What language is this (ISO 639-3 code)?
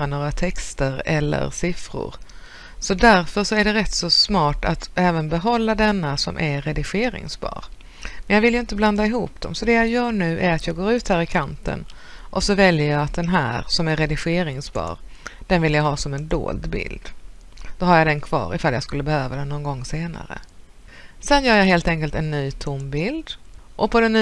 swe